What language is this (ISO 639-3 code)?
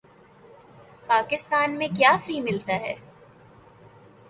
urd